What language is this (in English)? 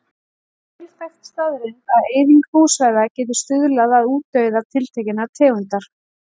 Icelandic